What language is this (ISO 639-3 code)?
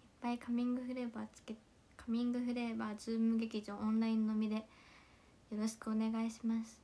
jpn